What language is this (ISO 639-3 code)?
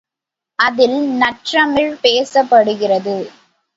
tam